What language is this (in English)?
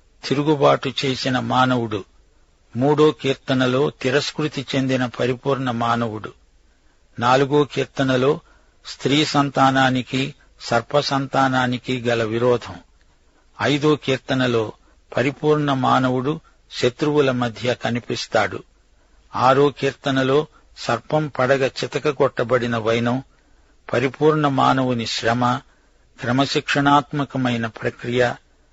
Telugu